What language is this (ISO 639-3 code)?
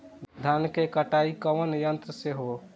bho